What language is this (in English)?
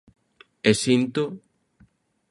Galician